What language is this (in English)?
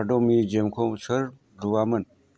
Bodo